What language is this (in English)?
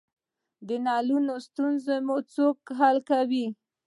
Pashto